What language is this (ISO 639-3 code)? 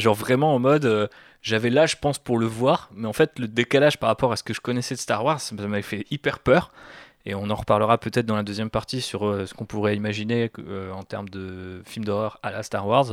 fra